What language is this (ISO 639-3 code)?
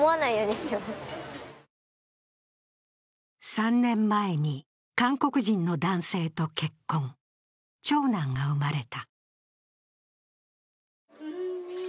jpn